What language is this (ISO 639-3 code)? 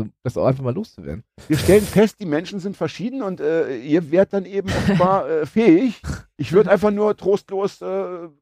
deu